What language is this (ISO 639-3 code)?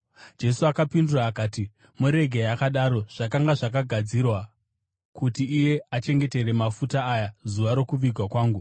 sna